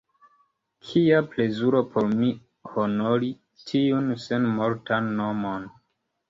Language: Esperanto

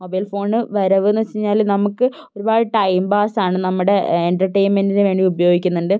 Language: Malayalam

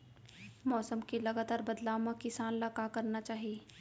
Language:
Chhattisgarhi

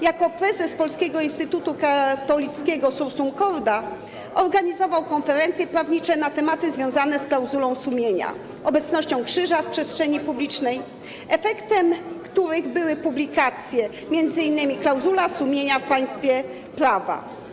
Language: Polish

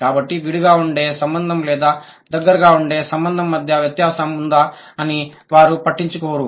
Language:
Telugu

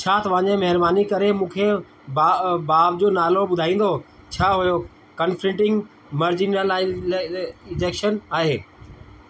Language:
Sindhi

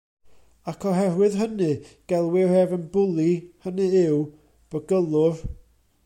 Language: Welsh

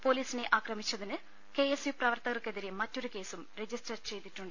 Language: Malayalam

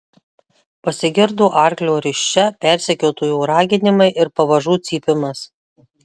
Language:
Lithuanian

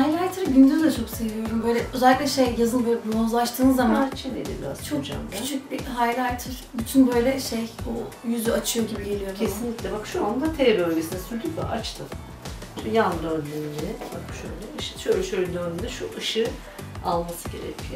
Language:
Turkish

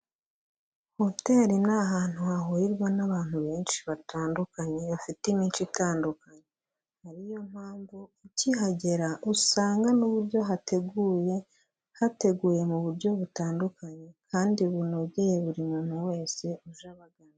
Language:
Kinyarwanda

